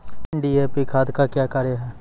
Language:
Maithili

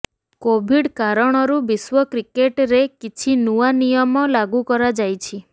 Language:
Odia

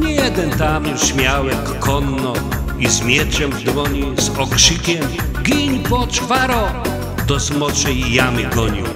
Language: Polish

